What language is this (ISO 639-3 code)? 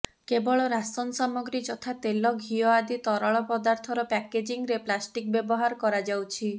ori